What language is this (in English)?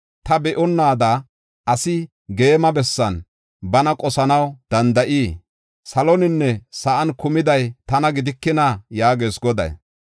Gofa